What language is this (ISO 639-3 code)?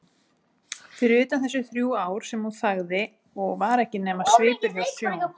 isl